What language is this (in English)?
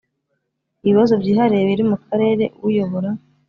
Kinyarwanda